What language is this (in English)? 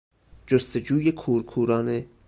Persian